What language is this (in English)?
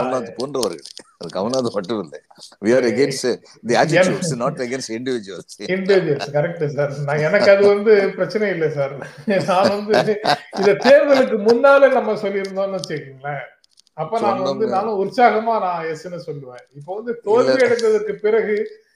Tamil